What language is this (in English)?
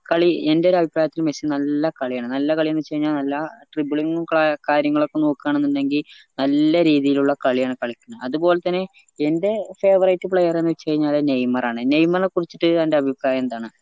Malayalam